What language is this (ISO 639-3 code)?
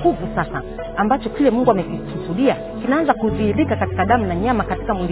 swa